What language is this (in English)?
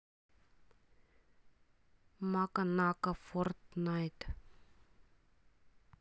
Russian